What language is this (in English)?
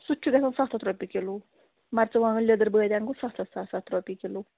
Kashmiri